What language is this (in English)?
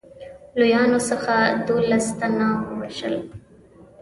Pashto